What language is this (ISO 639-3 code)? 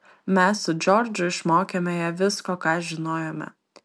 lit